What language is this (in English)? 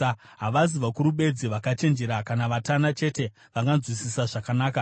Shona